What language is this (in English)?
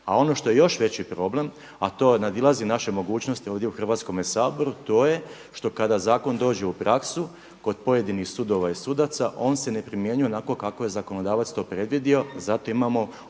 Croatian